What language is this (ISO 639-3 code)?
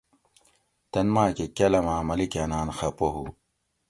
gwc